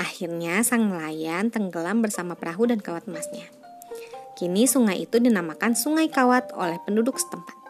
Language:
Indonesian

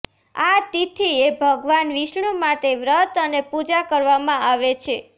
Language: Gujarati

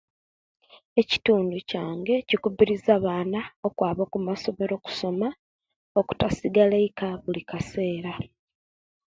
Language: Kenyi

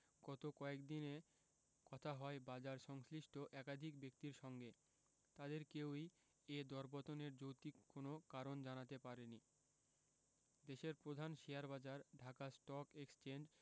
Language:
Bangla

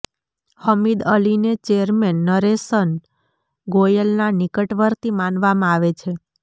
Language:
Gujarati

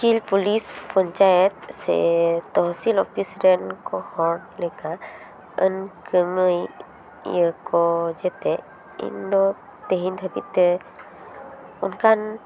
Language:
Santali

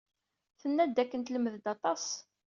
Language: Kabyle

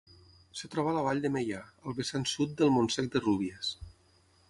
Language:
Catalan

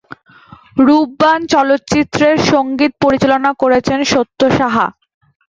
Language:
Bangla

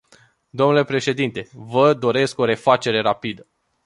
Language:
Romanian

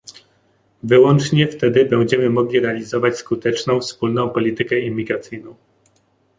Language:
Polish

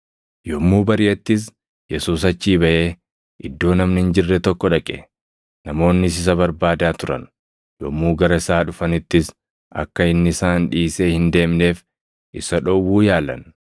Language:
Oromo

